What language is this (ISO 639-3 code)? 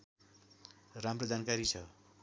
nep